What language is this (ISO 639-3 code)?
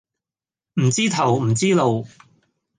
yue